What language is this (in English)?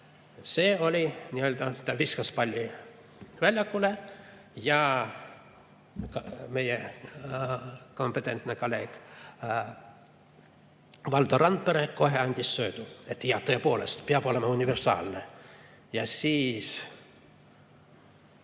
Estonian